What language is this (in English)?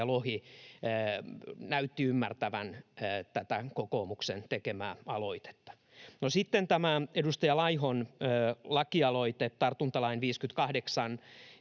Finnish